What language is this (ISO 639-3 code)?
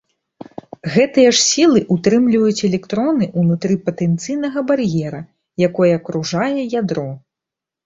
bel